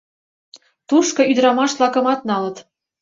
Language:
Mari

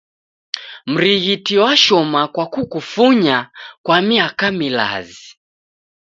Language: Taita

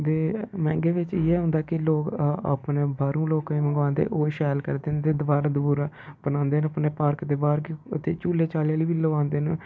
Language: Dogri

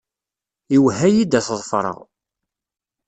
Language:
Kabyle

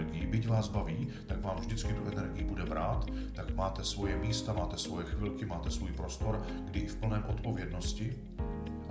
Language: Czech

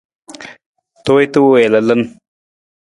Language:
Nawdm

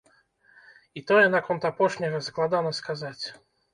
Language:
Belarusian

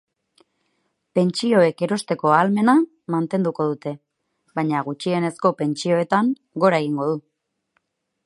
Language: Basque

